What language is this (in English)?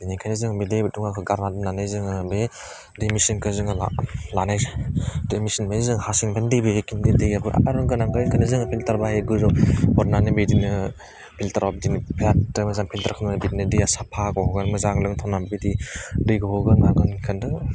Bodo